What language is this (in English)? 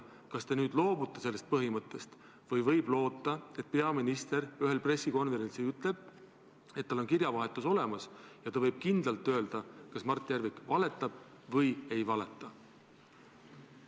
Estonian